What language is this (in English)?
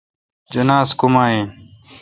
Kalkoti